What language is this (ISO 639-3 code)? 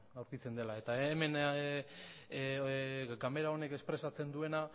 eus